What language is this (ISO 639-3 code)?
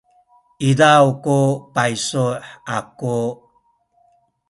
szy